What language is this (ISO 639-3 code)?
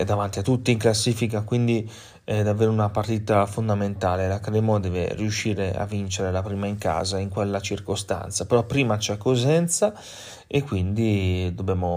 ita